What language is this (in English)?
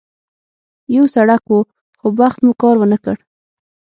Pashto